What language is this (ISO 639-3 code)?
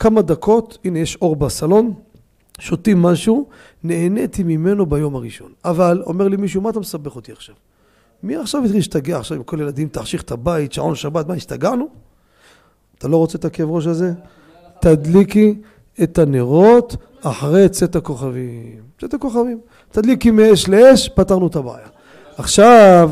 heb